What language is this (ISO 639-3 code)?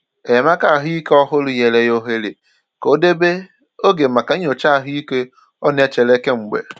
ibo